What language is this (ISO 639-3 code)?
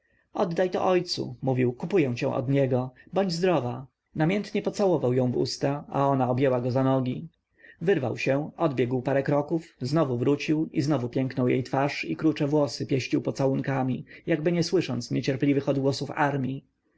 pol